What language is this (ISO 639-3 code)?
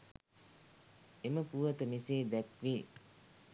sin